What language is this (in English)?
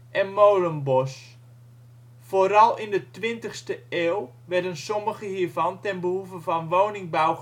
Dutch